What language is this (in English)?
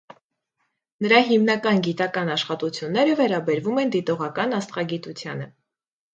Armenian